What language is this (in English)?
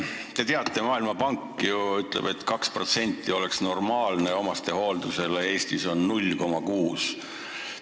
Estonian